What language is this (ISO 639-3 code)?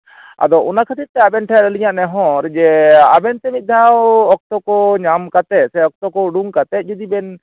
sat